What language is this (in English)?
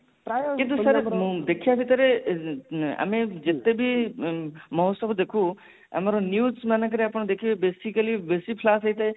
Odia